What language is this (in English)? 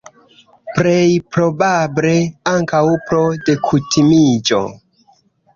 Esperanto